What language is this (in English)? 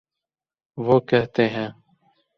Urdu